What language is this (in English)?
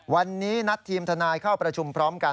Thai